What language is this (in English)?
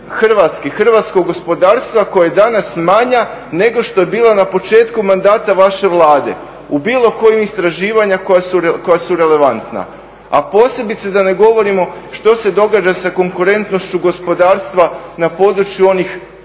Croatian